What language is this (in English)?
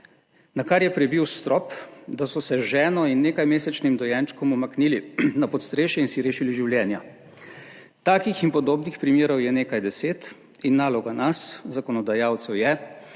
Slovenian